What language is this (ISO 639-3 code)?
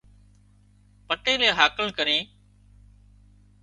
kxp